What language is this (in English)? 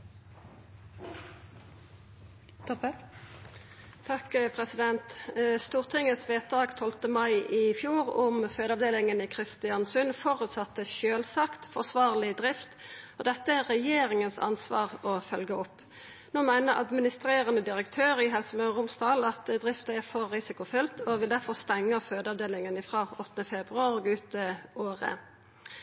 Norwegian Nynorsk